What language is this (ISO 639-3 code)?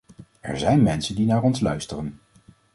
nld